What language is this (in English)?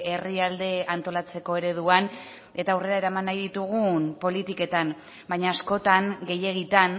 Basque